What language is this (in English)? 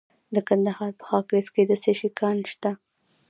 Pashto